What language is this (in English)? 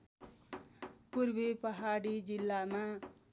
Nepali